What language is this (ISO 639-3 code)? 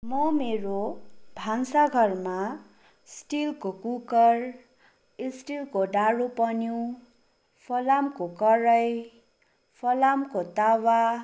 nep